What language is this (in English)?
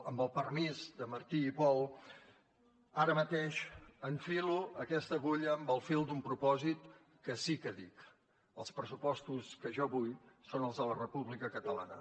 Catalan